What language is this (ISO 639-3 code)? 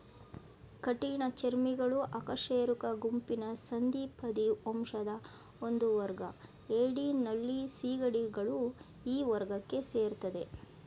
kan